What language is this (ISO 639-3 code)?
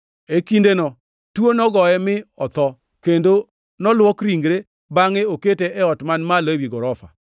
luo